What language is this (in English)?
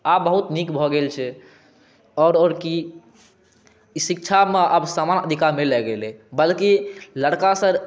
Maithili